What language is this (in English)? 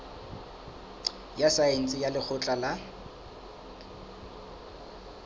Southern Sotho